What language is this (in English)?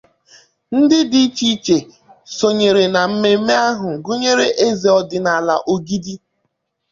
Igbo